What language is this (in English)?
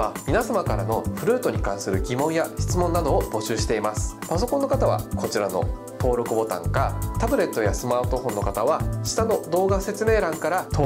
Japanese